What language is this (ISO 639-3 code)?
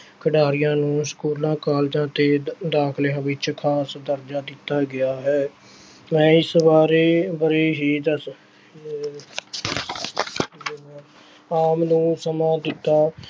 pan